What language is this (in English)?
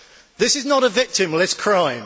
English